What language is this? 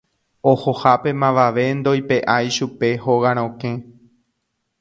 Guarani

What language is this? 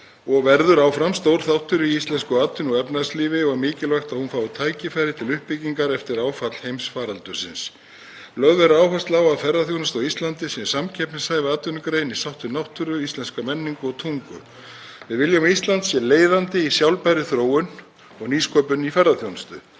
Icelandic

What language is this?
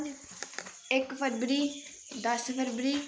Dogri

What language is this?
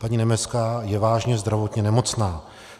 Czech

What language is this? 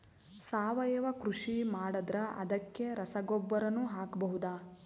Kannada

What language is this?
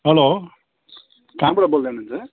Nepali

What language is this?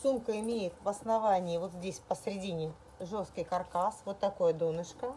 Russian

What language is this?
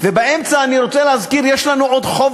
Hebrew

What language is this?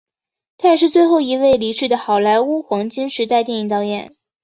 Chinese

